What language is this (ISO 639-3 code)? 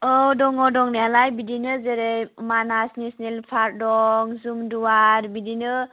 brx